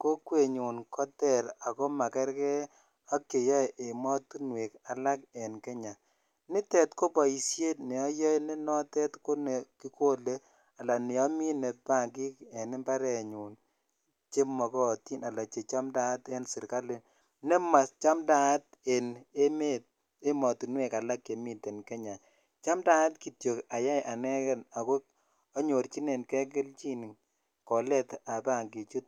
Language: Kalenjin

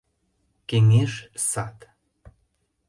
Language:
Mari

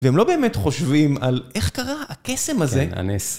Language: Hebrew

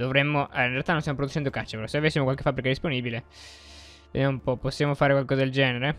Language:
Italian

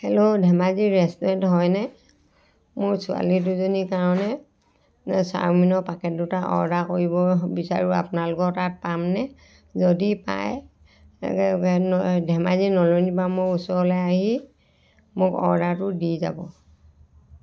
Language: Assamese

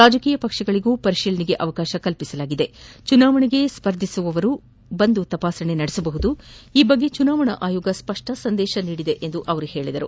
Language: Kannada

